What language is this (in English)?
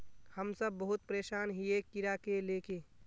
Magahi